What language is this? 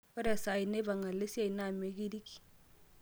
Masai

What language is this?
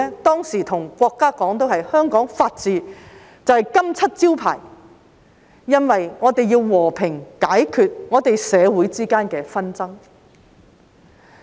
Cantonese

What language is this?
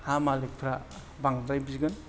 Bodo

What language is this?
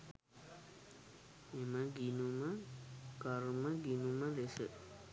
Sinhala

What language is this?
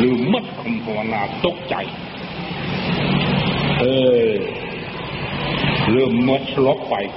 Thai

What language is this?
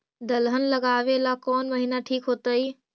Magahi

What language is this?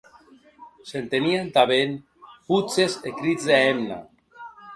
Occitan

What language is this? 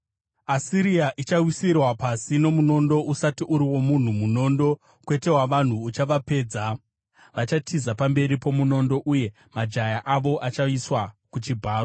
Shona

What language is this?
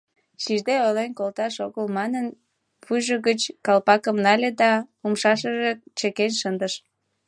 Mari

